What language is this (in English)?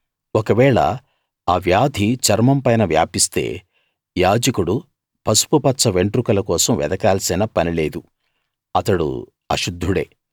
Telugu